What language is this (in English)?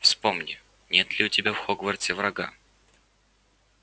Russian